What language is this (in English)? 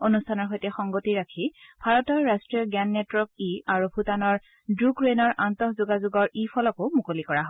Assamese